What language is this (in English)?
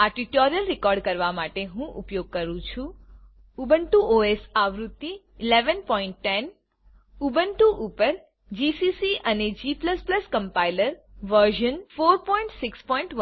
Gujarati